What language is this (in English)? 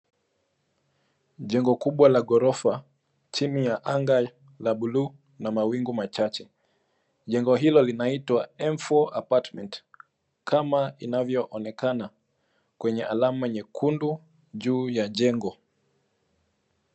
Swahili